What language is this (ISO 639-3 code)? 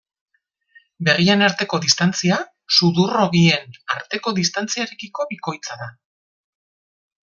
eus